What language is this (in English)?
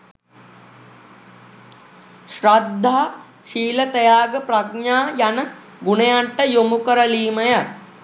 Sinhala